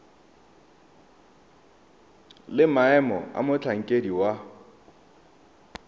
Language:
Tswana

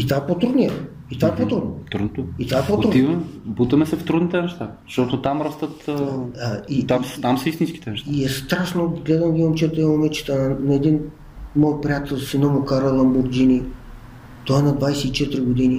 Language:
Bulgarian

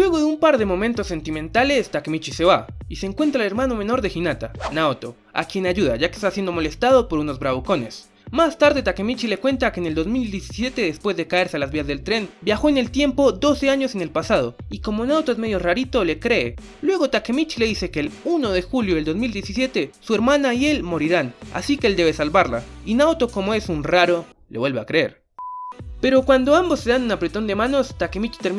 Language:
Spanish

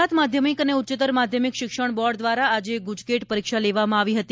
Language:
Gujarati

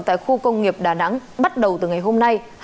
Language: Vietnamese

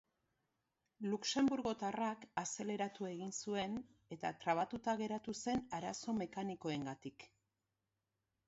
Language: Basque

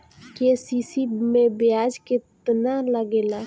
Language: Bhojpuri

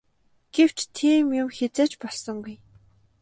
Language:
Mongolian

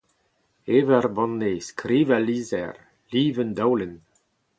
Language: Breton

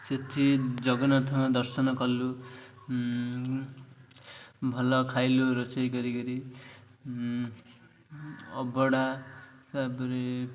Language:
Odia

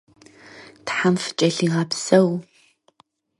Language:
Kabardian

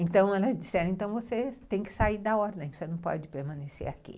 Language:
Portuguese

